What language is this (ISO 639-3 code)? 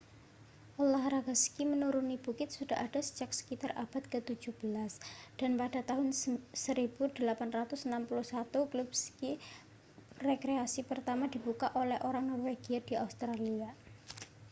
ind